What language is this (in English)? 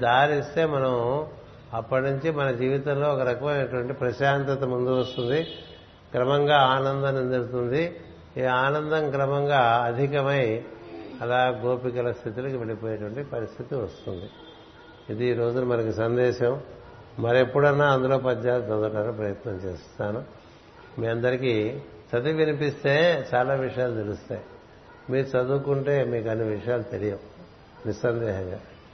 Telugu